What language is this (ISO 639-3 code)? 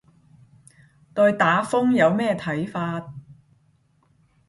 yue